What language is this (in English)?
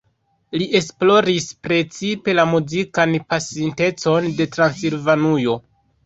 Esperanto